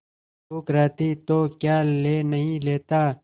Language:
Hindi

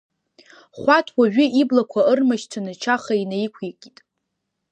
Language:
Abkhazian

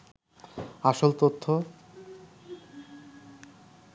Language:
Bangla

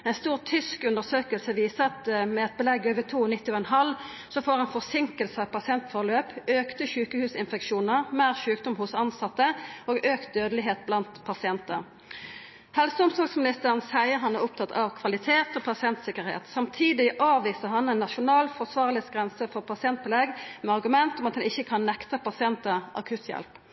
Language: Norwegian Nynorsk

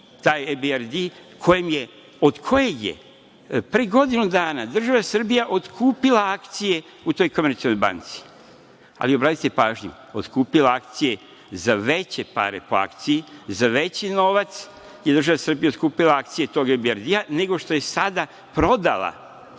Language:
Serbian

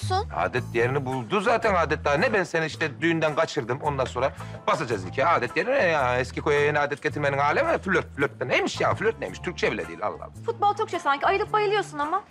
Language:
Turkish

